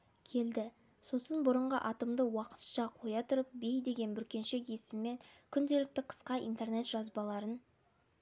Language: Kazakh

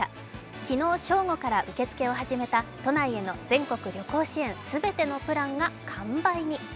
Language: Japanese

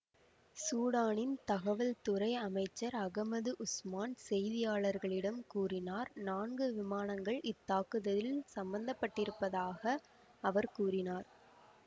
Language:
Tamil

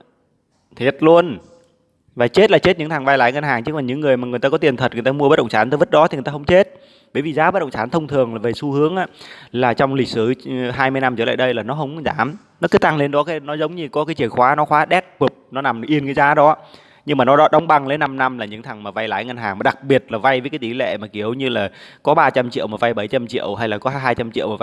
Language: Vietnamese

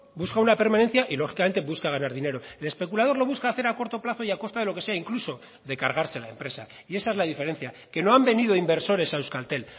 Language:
Spanish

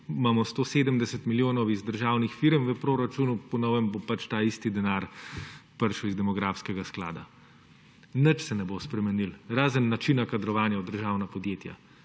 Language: Slovenian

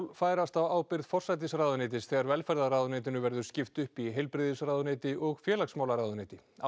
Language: Icelandic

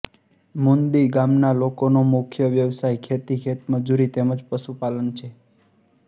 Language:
Gujarati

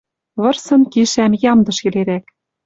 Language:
Western Mari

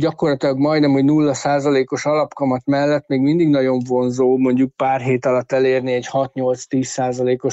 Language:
Hungarian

